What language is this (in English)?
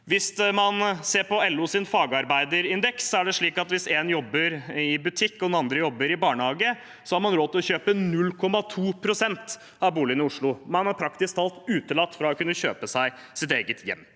Norwegian